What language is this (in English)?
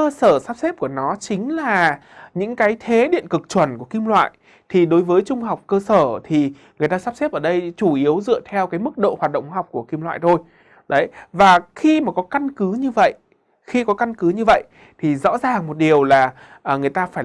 Vietnamese